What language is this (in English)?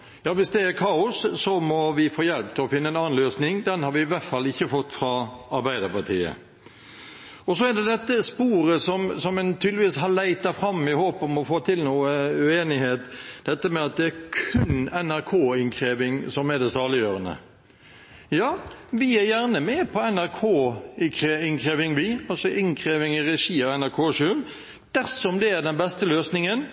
Norwegian Bokmål